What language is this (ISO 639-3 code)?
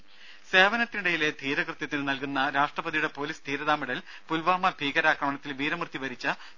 mal